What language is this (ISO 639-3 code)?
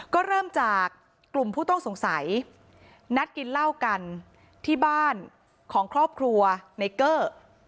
tha